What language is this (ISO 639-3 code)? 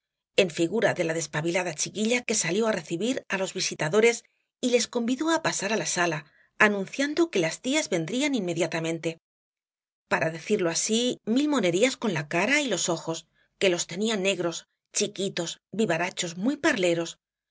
spa